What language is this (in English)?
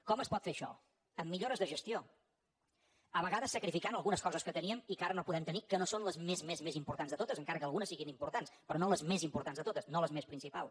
Catalan